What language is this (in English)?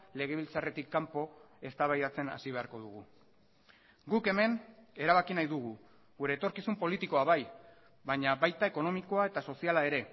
Basque